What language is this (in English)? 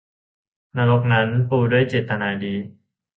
Thai